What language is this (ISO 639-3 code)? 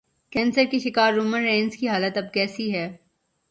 urd